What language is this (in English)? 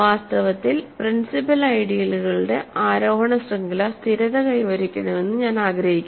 Malayalam